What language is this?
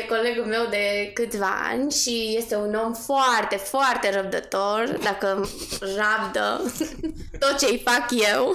Romanian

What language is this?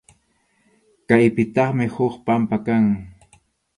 Arequipa-La Unión Quechua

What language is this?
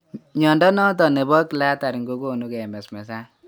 Kalenjin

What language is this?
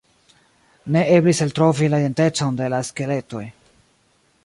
Esperanto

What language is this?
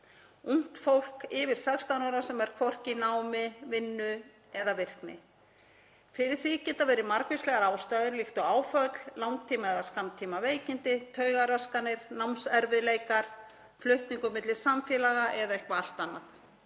Icelandic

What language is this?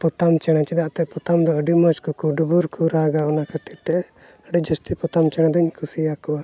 Santali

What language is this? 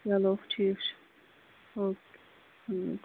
Kashmiri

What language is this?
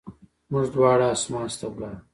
Pashto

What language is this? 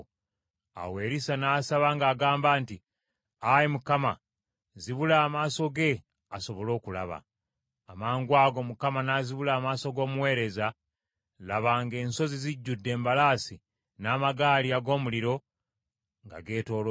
Ganda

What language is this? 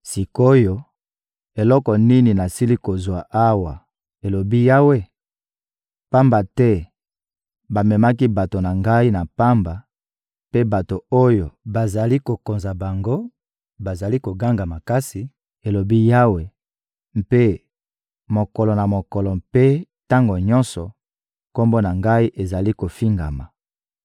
Lingala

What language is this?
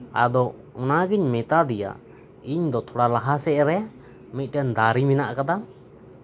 Santali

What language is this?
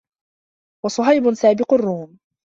Arabic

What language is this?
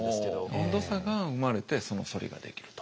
Japanese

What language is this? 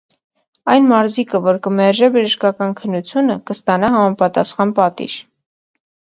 Armenian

